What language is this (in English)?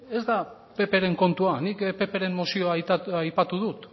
Basque